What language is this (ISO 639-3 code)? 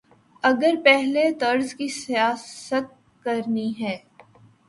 urd